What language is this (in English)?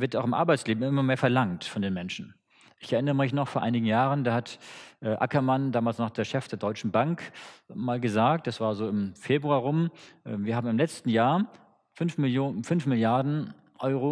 German